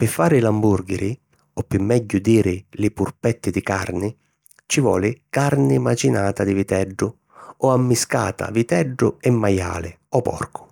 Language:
Sicilian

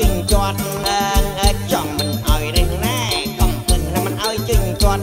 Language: Thai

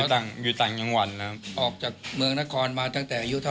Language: Thai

